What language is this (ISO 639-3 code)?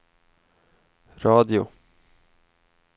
swe